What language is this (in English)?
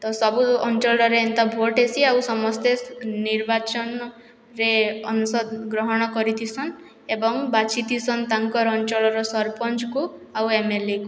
Odia